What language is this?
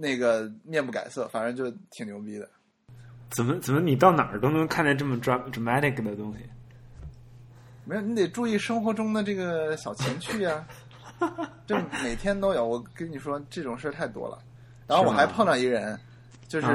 Chinese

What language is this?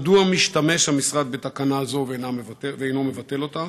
Hebrew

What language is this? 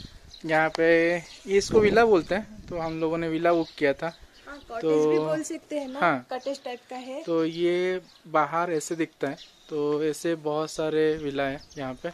Hindi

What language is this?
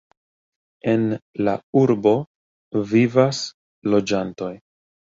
Esperanto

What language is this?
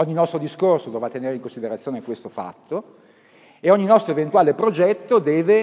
Italian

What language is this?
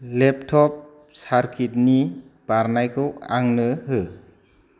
Bodo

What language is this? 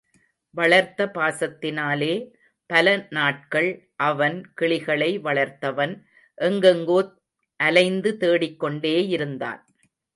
Tamil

